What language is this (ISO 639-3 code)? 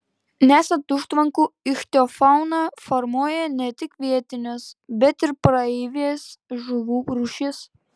lit